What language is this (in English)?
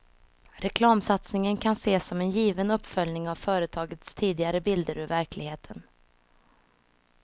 Swedish